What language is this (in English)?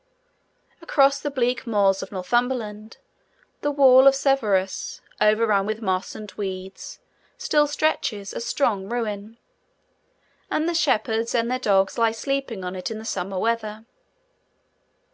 English